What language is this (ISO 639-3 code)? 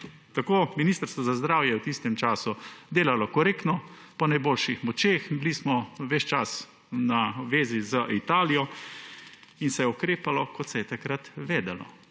slv